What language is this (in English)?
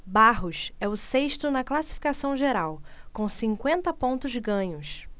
Portuguese